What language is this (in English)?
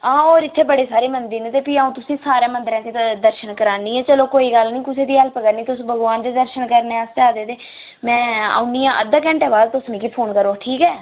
Dogri